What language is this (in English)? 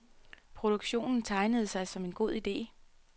Danish